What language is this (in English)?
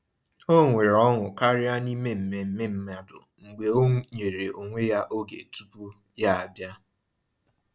Igbo